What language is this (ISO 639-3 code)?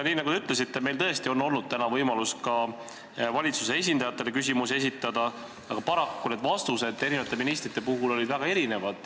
est